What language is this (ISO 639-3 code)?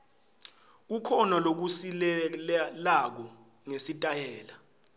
ssw